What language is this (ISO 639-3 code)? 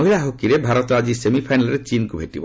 ori